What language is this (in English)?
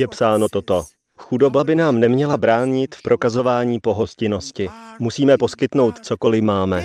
Czech